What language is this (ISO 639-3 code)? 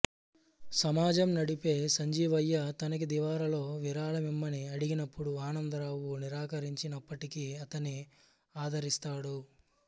tel